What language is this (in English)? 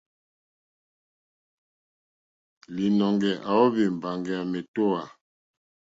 Mokpwe